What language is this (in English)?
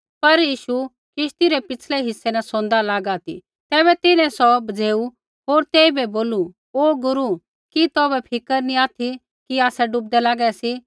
Kullu Pahari